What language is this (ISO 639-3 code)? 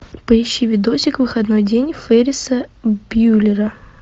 rus